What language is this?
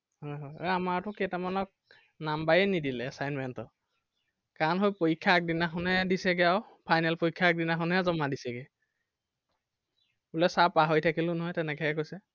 Assamese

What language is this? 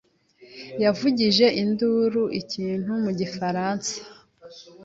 Kinyarwanda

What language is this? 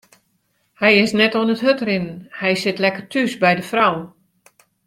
Western Frisian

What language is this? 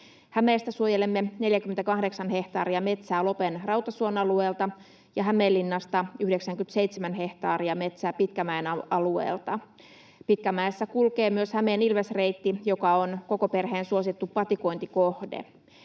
Finnish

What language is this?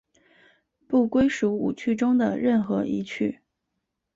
Chinese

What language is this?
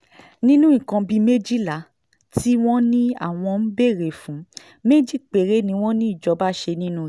Yoruba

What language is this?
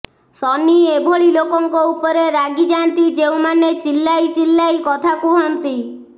Odia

